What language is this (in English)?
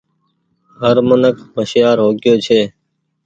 Goaria